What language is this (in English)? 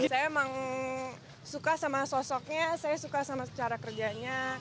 Indonesian